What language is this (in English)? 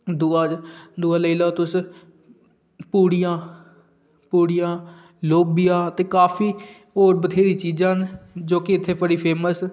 Dogri